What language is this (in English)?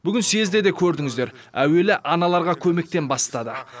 Kazakh